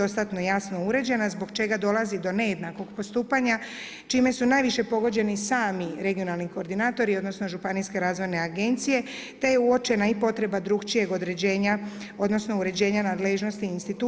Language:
Croatian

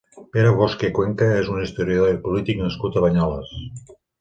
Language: Catalan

